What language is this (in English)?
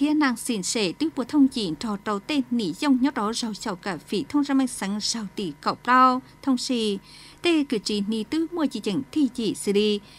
Vietnamese